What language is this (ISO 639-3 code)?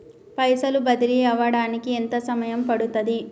tel